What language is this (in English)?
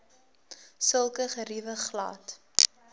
Afrikaans